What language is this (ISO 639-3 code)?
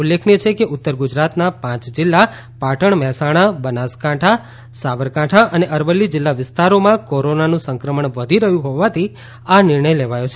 guj